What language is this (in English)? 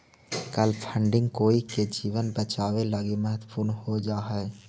Magahi